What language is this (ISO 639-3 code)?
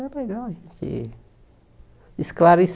por